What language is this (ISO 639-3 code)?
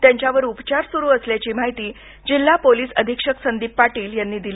mar